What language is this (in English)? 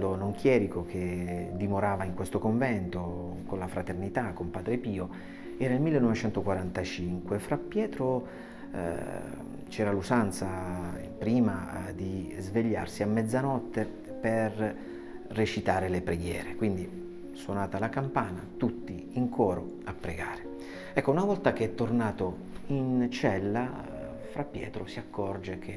Italian